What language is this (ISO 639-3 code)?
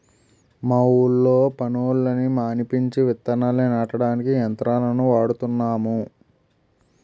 tel